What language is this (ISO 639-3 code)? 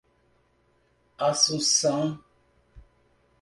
por